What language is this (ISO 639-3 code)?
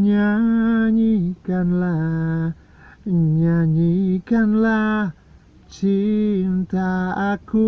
ind